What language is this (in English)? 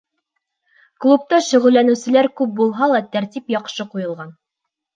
Bashkir